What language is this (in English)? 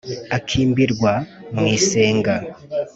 Kinyarwanda